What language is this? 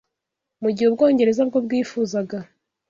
Kinyarwanda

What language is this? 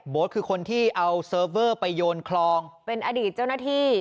Thai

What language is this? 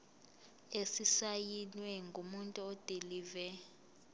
Zulu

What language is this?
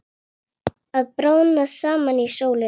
Icelandic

